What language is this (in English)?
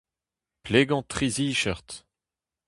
Breton